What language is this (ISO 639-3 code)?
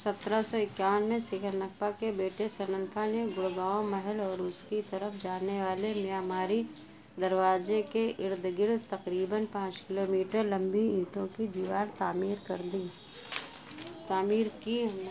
urd